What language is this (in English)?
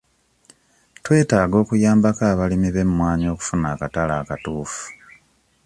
Ganda